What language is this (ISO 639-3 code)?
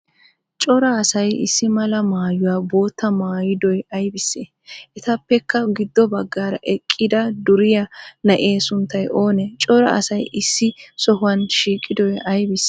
wal